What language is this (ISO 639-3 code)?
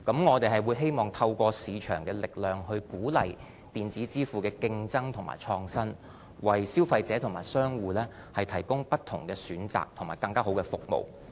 yue